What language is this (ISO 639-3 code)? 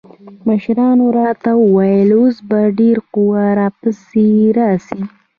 pus